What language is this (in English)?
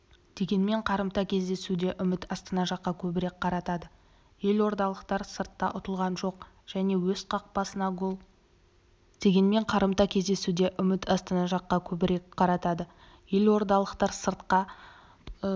Kazakh